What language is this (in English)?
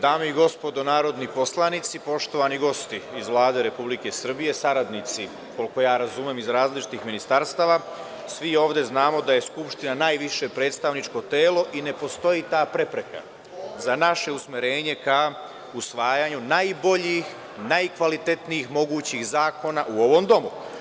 Serbian